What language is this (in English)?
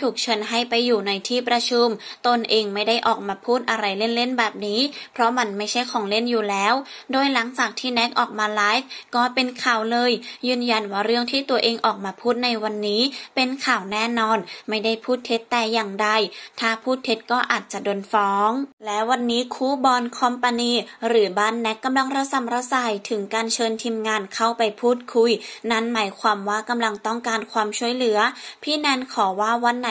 Thai